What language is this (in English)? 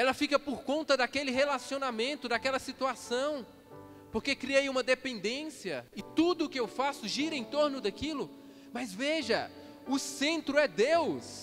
Portuguese